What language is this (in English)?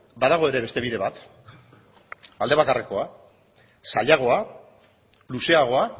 Basque